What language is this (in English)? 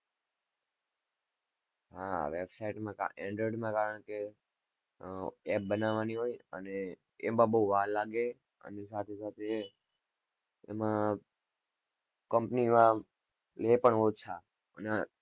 Gujarati